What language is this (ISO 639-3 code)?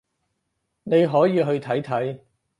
yue